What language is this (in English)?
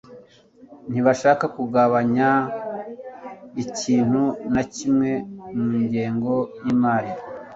Kinyarwanda